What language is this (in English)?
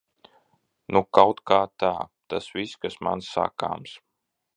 Latvian